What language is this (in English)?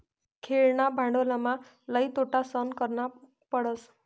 Marathi